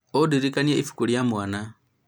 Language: Kikuyu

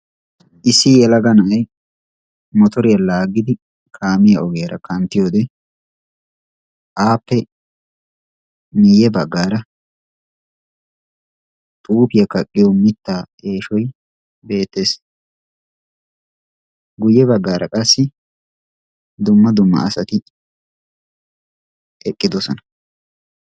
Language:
Wolaytta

